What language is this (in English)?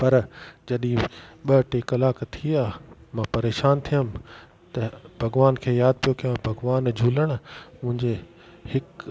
Sindhi